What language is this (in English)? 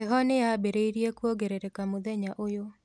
Kikuyu